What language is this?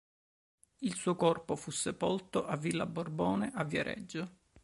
Italian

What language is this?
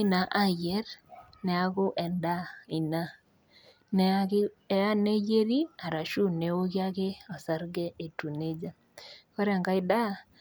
Masai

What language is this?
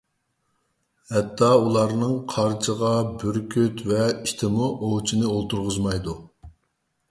Uyghur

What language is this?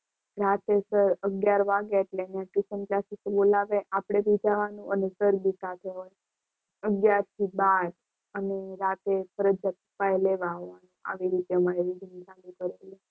Gujarati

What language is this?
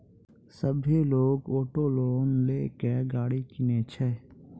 Maithili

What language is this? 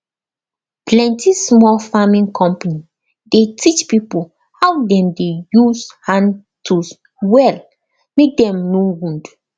Nigerian Pidgin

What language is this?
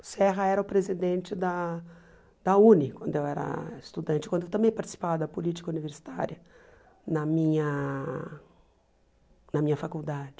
Portuguese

